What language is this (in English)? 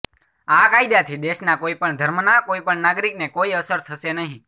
Gujarati